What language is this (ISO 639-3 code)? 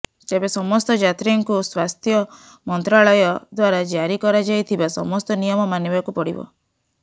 ori